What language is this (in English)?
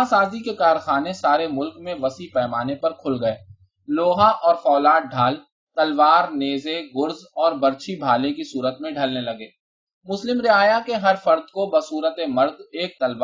Urdu